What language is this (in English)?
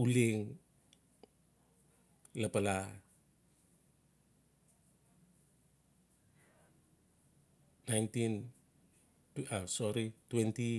Notsi